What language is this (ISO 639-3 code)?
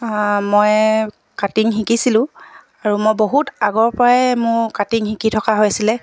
asm